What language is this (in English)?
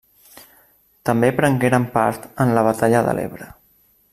Catalan